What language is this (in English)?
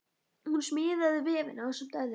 Icelandic